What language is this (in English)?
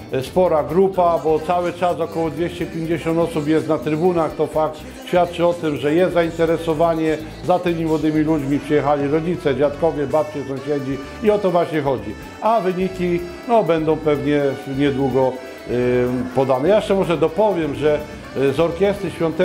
Polish